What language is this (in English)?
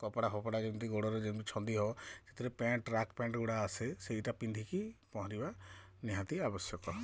Odia